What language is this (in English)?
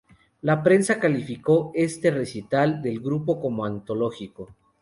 Spanish